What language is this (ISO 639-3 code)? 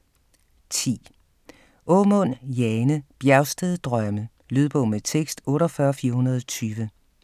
dan